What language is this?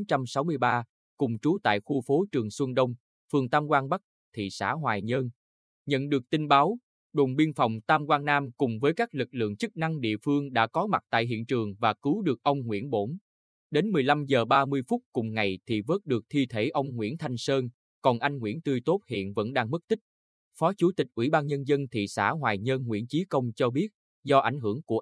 Vietnamese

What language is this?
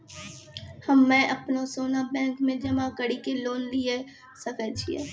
Maithili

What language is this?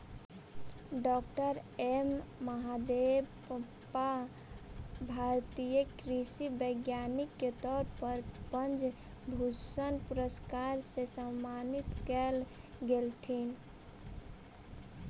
Magahi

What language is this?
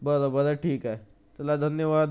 Marathi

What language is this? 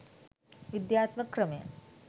Sinhala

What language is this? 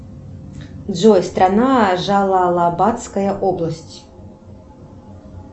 Russian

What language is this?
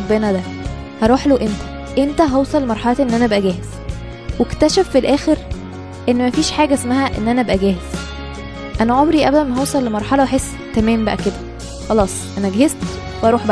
Arabic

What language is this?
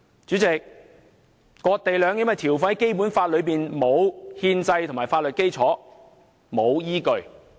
Cantonese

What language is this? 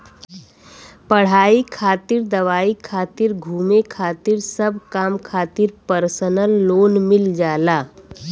Bhojpuri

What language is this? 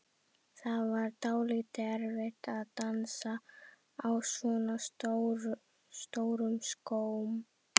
Icelandic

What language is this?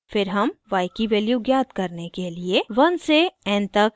Hindi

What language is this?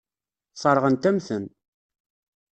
Kabyle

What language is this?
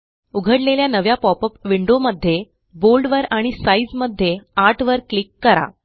Marathi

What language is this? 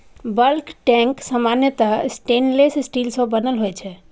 Maithili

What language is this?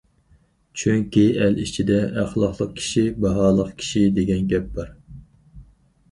Uyghur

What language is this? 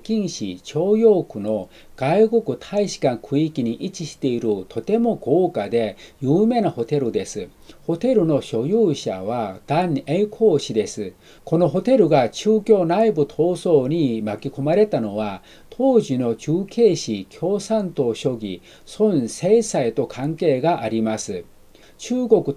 Japanese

